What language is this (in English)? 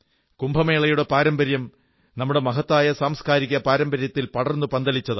Malayalam